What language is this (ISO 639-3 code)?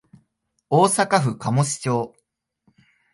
jpn